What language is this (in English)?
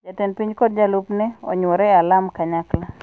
Luo (Kenya and Tanzania)